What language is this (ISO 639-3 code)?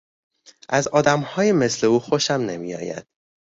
fas